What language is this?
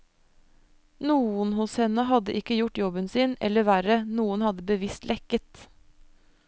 Norwegian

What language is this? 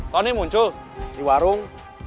Indonesian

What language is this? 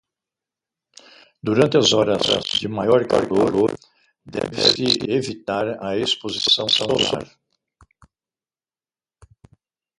Portuguese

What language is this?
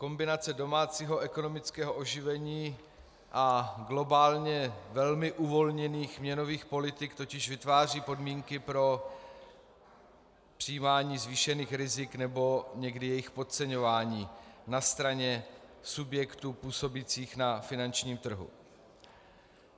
Czech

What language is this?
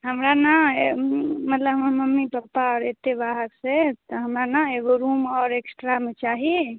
Maithili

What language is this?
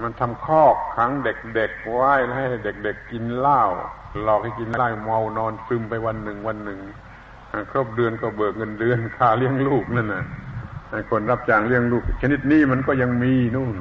Thai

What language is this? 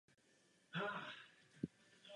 Czech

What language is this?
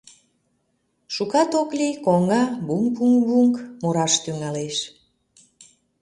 Mari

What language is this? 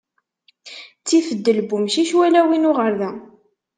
Kabyle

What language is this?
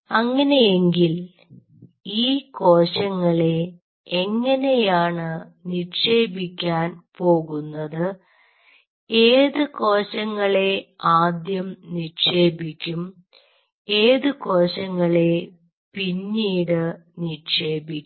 Malayalam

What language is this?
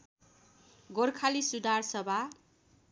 Nepali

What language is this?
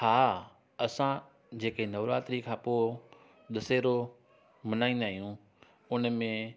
Sindhi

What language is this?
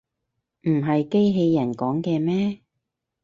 Cantonese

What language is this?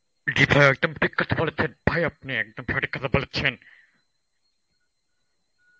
Bangla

